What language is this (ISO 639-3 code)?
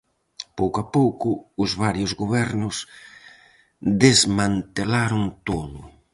glg